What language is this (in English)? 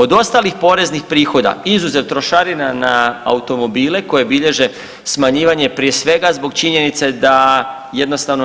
Croatian